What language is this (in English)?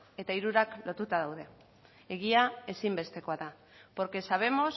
Basque